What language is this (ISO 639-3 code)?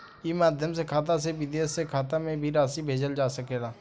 bho